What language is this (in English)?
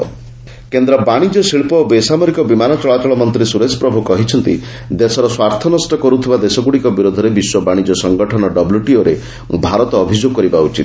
Odia